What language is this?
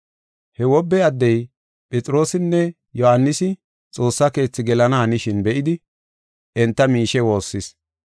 Gofa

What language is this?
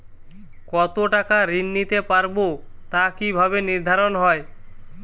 Bangla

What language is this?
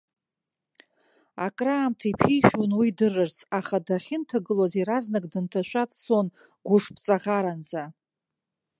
Abkhazian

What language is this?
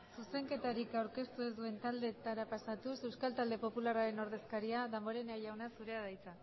Basque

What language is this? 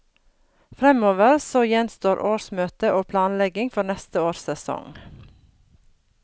Norwegian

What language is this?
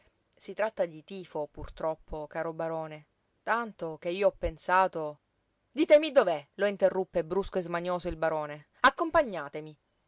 Italian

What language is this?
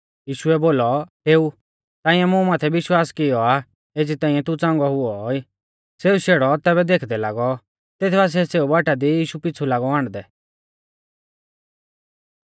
Mahasu Pahari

